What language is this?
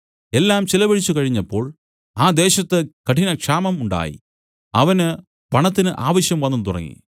Malayalam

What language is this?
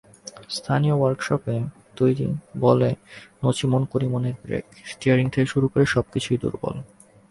Bangla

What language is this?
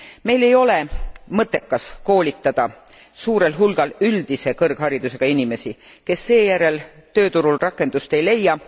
Estonian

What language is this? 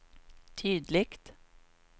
Swedish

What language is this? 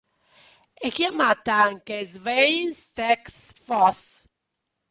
Italian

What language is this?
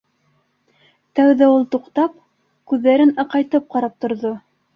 Bashkir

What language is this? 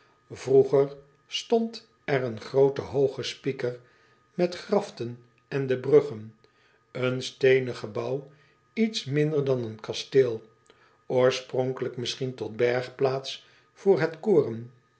Dutch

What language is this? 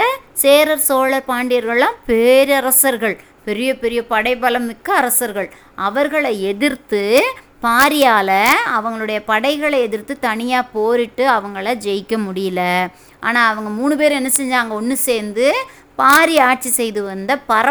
Tamil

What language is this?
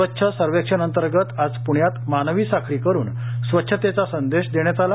Marathi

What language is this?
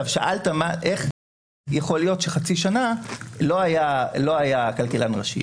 Hebrew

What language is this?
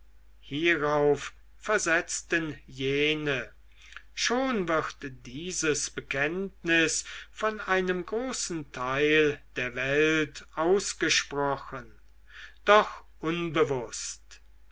German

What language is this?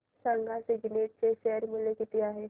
Marathi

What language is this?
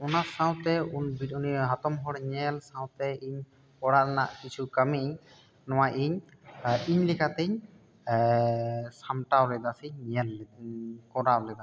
Santali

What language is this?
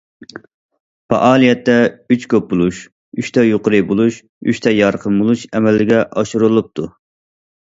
Uyghur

